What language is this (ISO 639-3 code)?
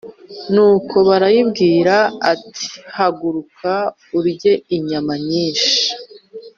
kin